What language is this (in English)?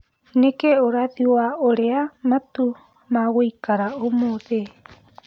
Kikuyu